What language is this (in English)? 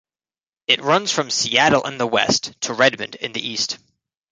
English